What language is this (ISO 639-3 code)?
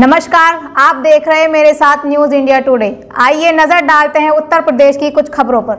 hin